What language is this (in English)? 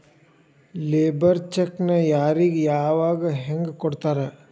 Kannada